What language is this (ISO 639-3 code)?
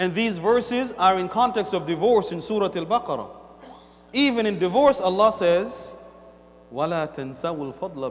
eng